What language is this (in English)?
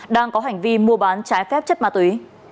Vietnamese